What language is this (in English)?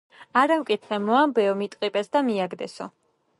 Georgian